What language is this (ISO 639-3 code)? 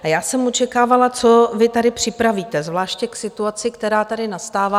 ces